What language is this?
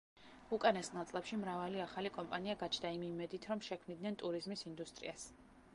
Georgian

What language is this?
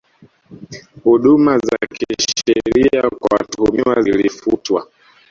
Swahili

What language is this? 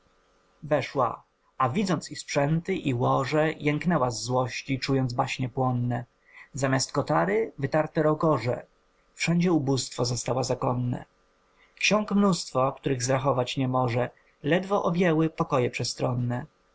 Polish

